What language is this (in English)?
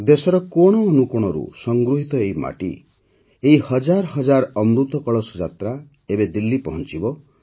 Odia